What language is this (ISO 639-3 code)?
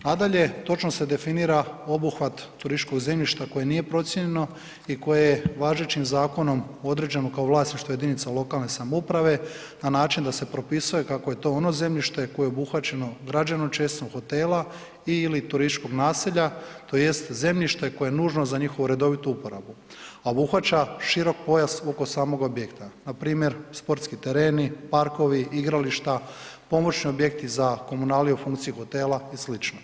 hrv